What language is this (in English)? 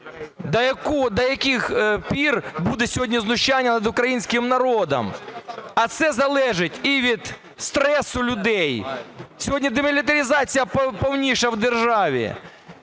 Ukrainian